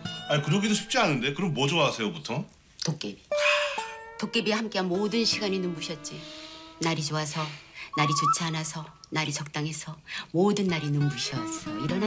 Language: Korean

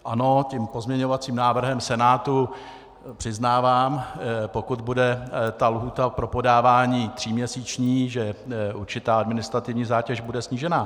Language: Czech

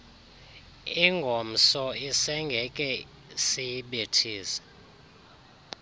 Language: Xhosa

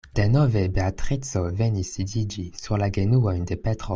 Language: Esperanto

